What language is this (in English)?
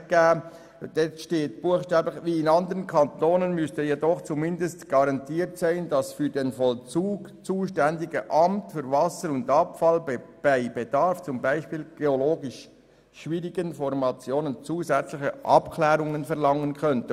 Swiss German